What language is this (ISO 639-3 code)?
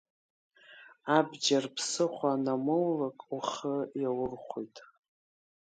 abk